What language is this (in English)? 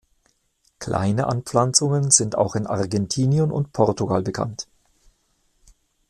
German